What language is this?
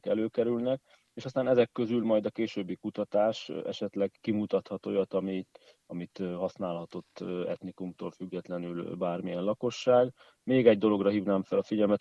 Hungarian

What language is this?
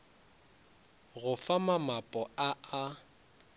Northern Sotho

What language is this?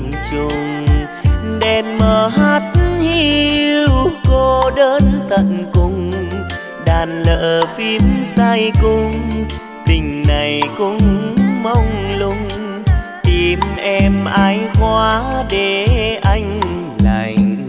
Vietnamese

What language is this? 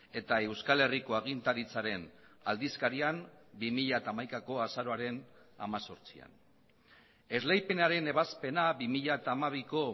Basque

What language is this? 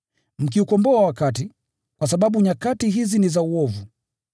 Swahili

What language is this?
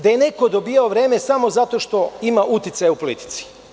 Serbian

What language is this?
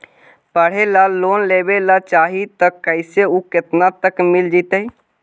Magahi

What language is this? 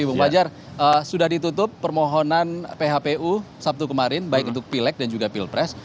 Indonesian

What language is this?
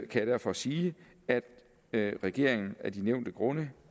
Danish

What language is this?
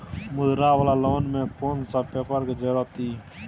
Maithili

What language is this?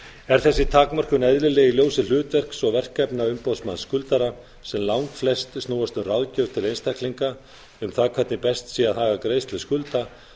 Icelandic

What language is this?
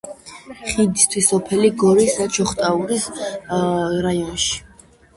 Georgian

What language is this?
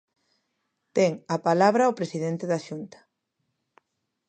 Galician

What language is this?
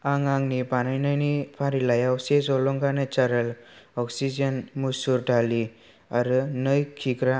Bodo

